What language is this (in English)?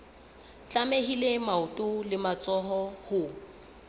Southern Sotho